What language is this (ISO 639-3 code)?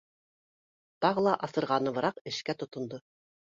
bak